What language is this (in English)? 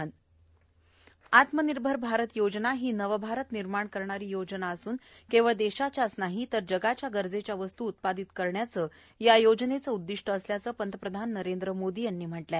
Marathi